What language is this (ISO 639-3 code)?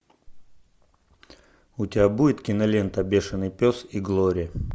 rus